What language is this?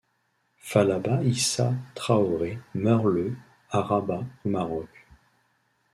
French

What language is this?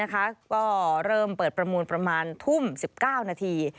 Thai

